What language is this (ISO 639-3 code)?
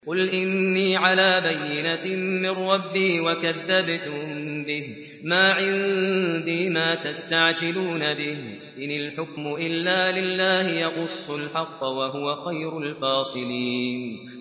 ara